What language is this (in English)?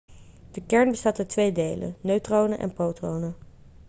Dutch